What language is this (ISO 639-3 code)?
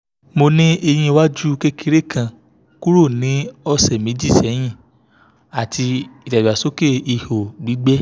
yor